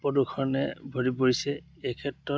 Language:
Assamese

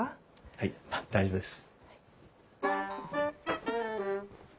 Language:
Japanese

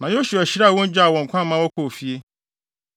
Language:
Akan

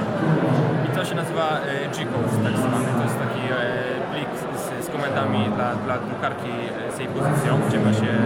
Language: Polish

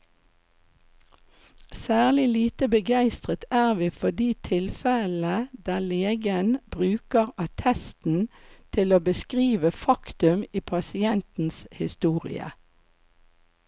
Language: Norwegian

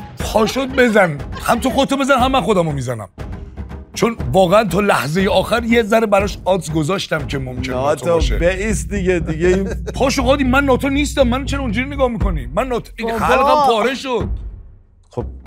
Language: Persian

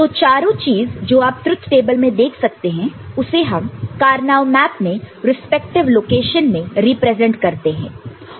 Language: Hindi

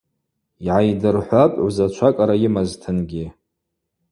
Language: Abaza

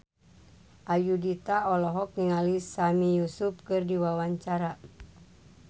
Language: Sundanese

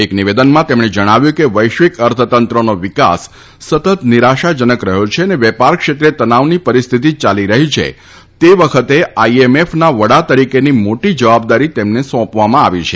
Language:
Gujarati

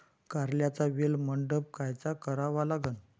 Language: Marathi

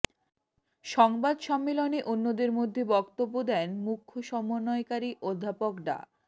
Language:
Bangla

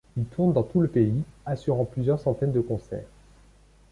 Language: French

